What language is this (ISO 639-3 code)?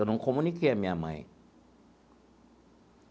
por